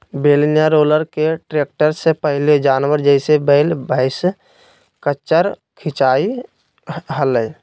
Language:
Magahi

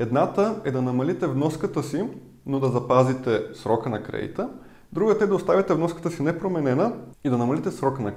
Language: Bulgarian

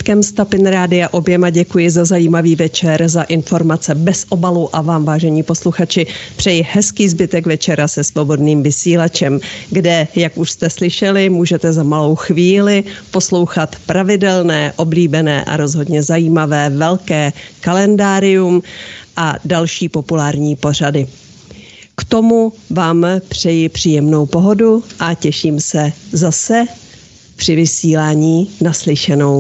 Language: Czech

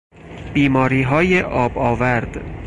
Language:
Persian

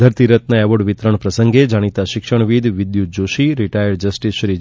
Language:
Gujarati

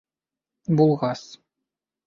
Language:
Bashkir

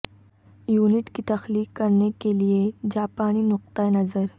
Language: Urdu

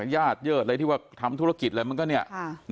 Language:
Thai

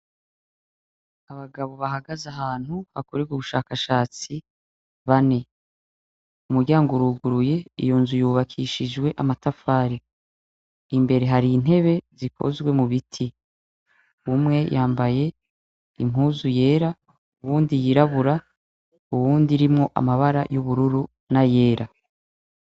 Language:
Rundi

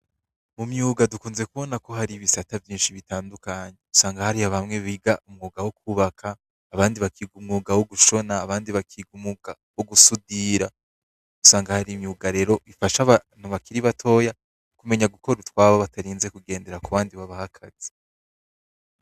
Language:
Rundi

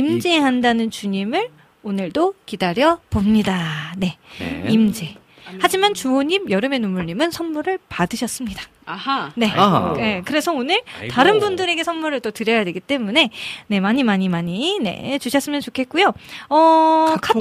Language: Korean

